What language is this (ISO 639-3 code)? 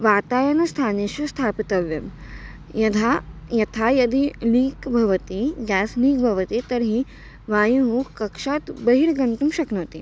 san